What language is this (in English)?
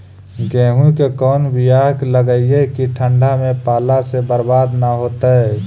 Magahi